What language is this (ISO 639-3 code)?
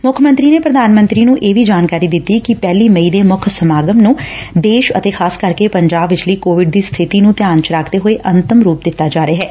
pan